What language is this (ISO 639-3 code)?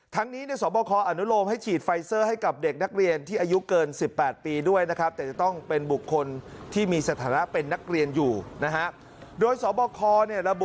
tha